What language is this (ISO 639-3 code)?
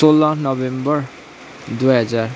nep